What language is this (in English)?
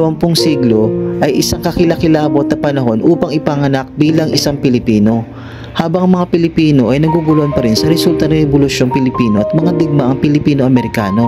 Filipino